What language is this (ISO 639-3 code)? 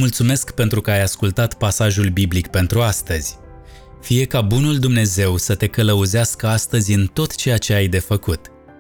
ron